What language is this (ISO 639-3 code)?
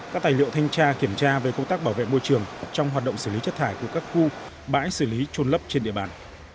vie